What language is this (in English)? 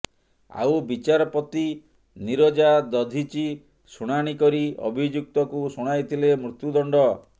Odia